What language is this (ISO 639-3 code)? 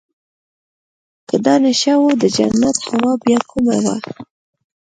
pus